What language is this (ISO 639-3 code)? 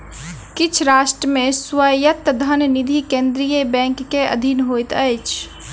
mai